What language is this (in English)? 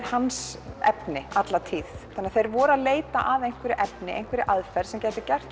Icelandic